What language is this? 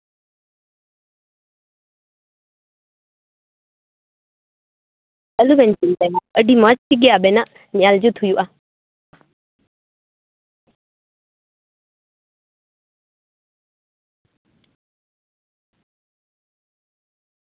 Santali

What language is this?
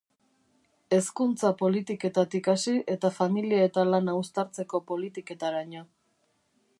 Basque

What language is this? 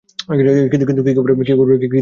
Bangla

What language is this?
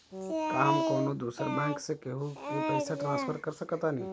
Bhojpuri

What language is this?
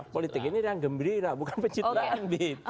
Indonesian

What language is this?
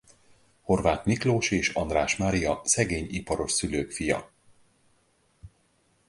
Hungarian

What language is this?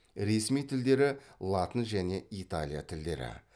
Kazakh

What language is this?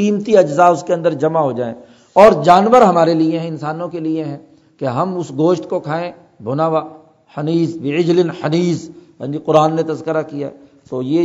Urdu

